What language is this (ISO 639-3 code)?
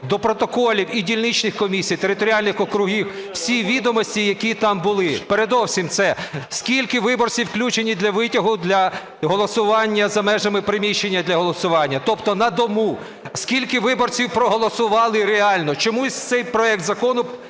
ukr